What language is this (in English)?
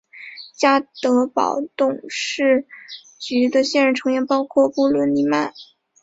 Chinese